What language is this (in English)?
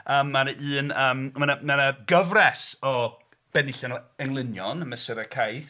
Welsh